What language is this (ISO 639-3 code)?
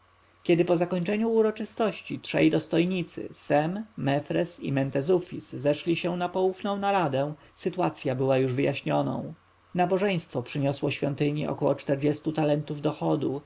pol